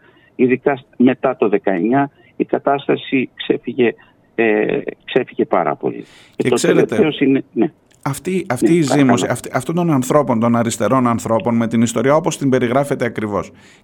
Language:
Greek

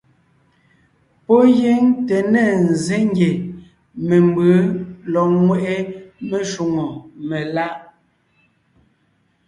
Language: Ngiemboon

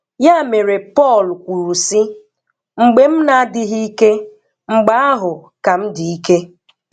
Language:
Igbo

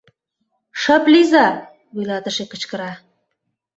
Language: Mari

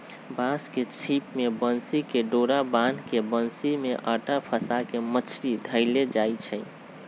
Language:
Magahi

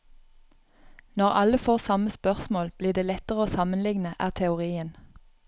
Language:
Norwegian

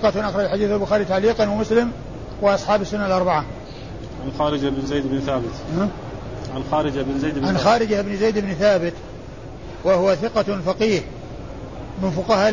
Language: Arabic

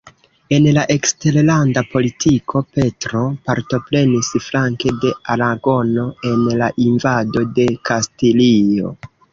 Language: Esperanto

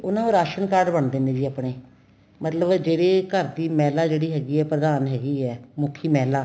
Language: Punjabi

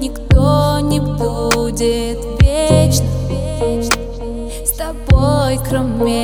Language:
Russian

